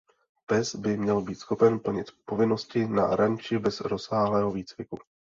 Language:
Czech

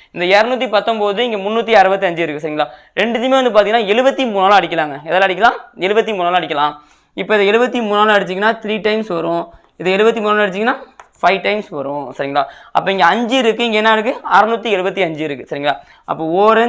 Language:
Tamil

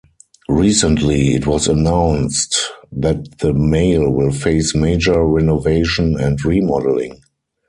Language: English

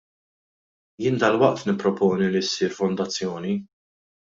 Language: Maltese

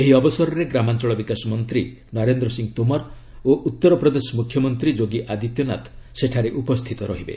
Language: Odia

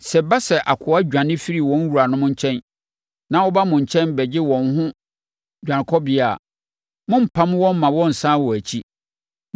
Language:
Akan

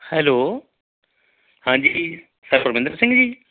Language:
Punjabi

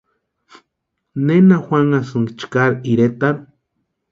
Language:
Western Highland Purepecha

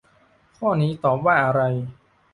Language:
Thai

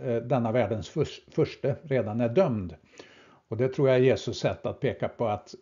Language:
Swedish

